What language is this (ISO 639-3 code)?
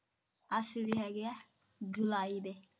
pan